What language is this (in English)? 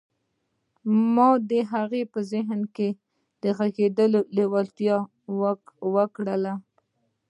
Pashto